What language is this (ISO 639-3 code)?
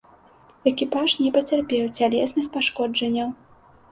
bel